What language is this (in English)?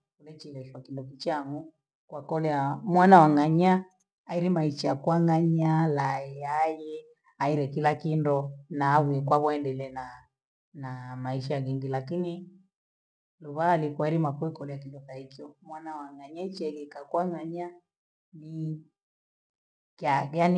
Gweno